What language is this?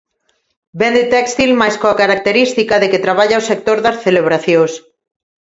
Galician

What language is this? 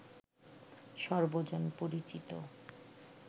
Bangla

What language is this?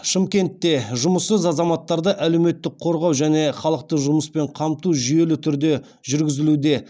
Kazakh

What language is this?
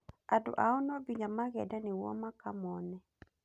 Kikuyu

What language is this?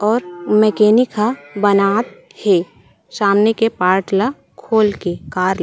Chhattisgarhi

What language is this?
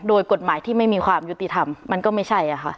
Thai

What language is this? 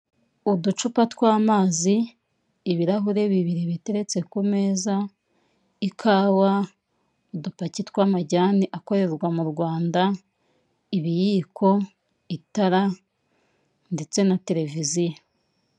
Kinyarwanda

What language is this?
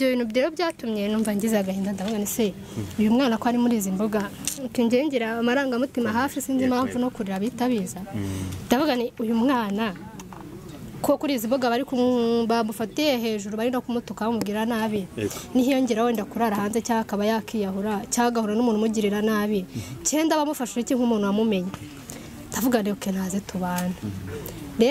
French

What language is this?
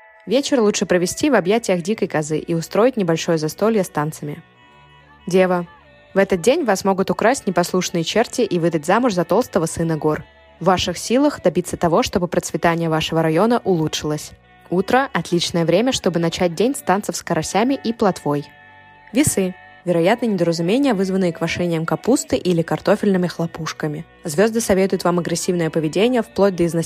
Russian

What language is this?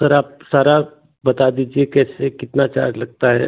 Hindi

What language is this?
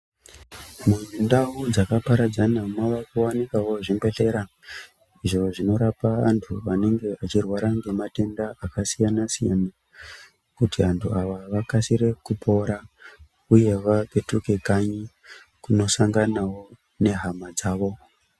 Ndau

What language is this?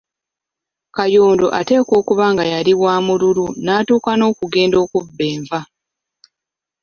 Ganda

